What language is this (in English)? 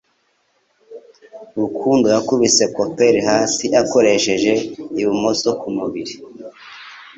Kinyarwanda